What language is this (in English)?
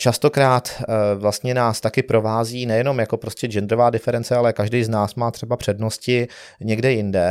Czech